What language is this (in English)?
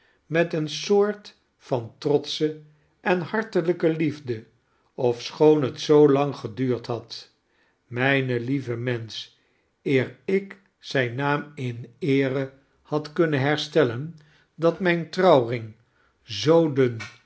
Dutch